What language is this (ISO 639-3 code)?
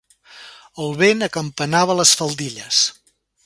cat